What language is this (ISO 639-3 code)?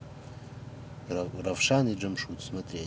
rus